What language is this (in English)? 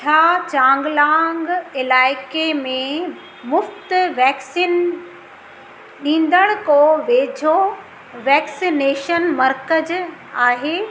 Sindhi